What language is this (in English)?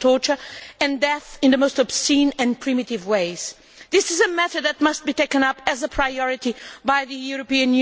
English